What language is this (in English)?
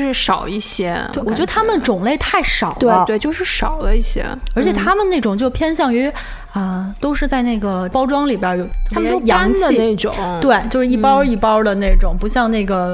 Chinese